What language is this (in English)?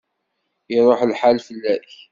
Kabyle